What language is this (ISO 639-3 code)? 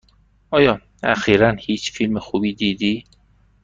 fas